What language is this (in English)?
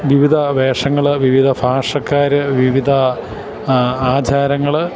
Malayalam